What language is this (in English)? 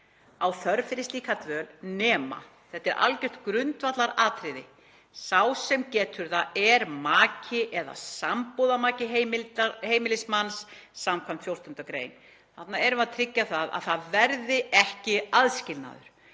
Icelandic